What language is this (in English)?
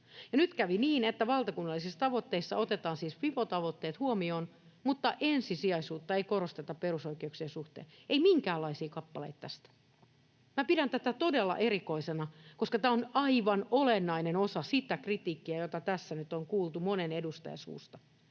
Finnish